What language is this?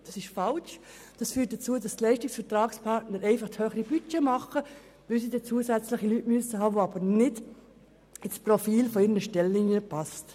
Swiss German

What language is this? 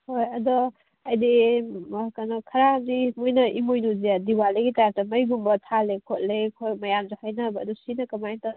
Manipuri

